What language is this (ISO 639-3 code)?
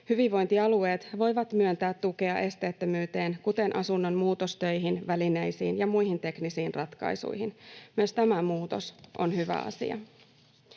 fin